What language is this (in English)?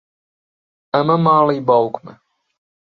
Central Kurdish